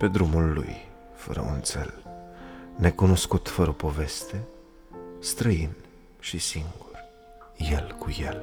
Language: Romanian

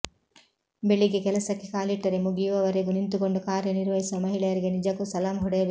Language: Kannada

